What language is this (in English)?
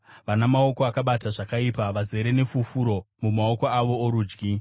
Shona